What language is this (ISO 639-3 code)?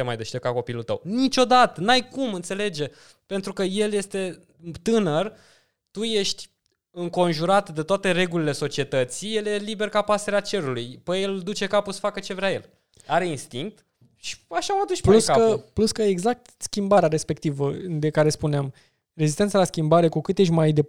ron